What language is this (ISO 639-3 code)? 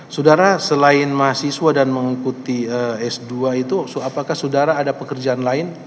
ind